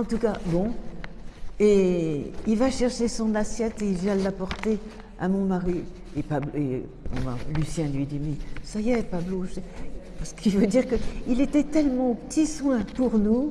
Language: French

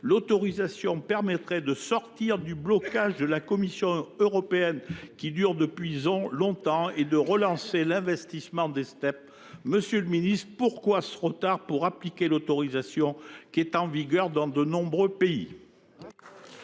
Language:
French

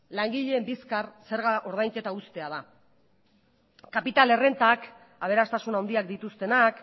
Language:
Basque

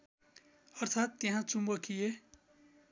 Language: Nepali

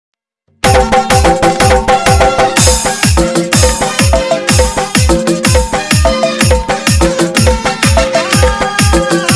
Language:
Korean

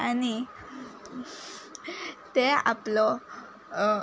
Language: Konkani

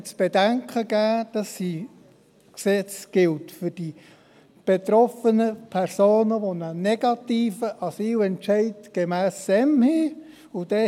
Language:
Swiss German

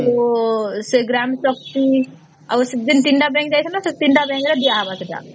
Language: Odia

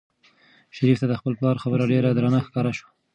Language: Pashto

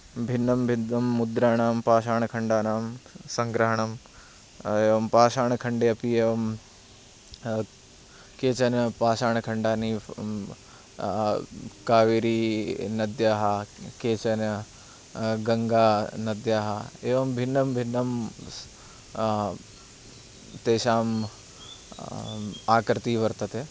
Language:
Sanskrit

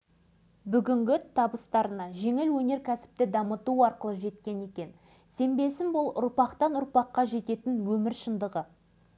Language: Kazakh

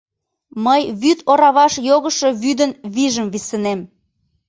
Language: Mari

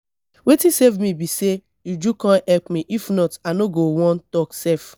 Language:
Nigerian Pidgin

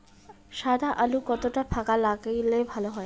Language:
Bangla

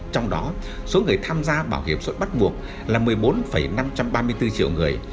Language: Vietnamese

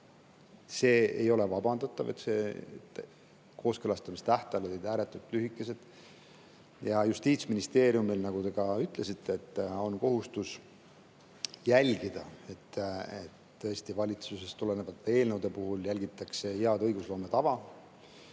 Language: Estonian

